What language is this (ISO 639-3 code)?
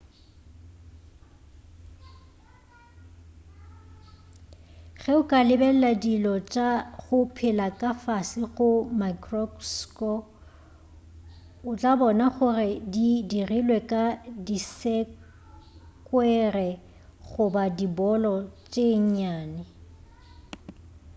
nso